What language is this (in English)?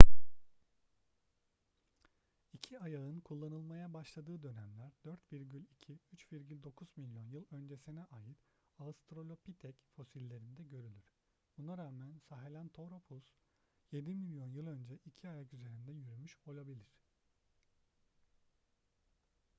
Turkish